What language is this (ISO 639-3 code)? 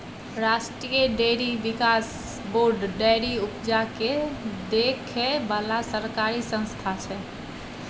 mai